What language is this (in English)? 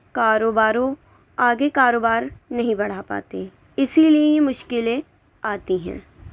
Urdu